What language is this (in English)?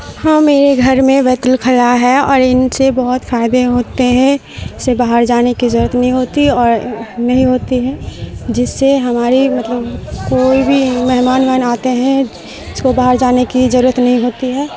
Urdu